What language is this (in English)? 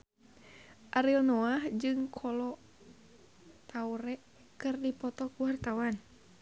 Sundanese